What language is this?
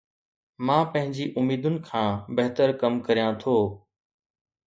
Sindhi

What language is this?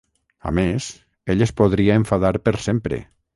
Catalan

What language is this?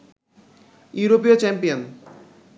Bangla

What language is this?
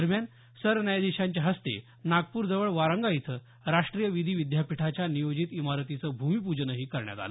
Marathi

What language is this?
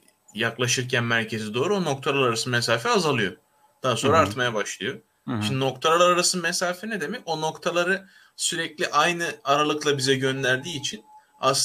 Turkish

